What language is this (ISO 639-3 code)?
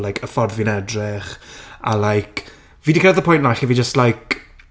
cym